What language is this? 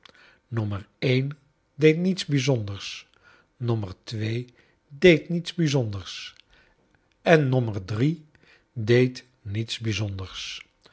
Dutch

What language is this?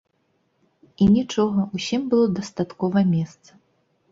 Belarusian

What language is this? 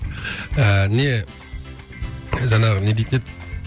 Kazakh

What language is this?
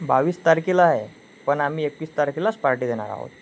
Marathi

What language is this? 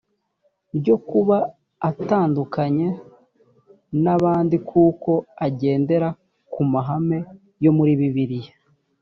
Kinyarwanda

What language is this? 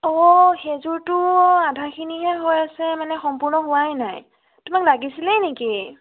Assamese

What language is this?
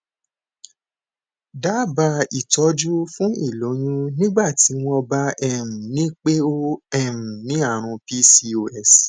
Yoruba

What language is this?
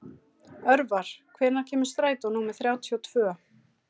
Icelandic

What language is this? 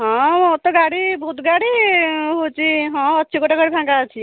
Odia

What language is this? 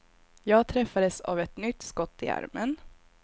Swedish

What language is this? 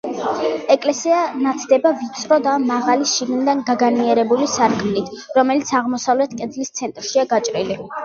Georgian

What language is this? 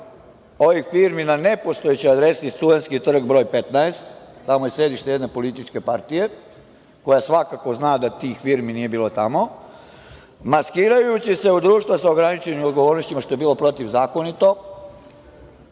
Serbian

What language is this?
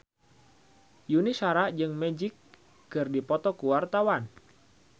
Sundanese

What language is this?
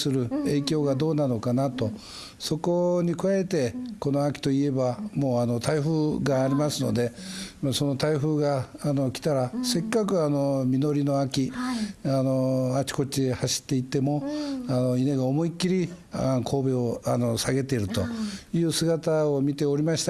Japanese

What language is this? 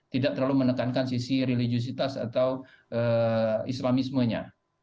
Indonesian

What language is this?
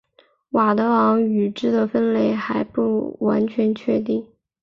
Chinese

